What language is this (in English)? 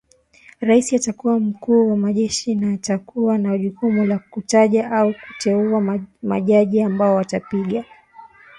Swahili